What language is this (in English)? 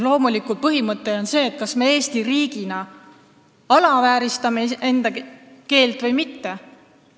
Estonian